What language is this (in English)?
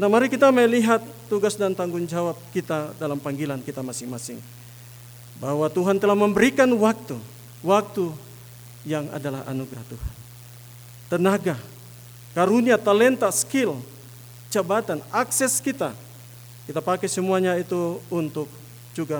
Indonesian